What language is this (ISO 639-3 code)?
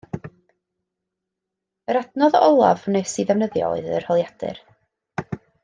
cym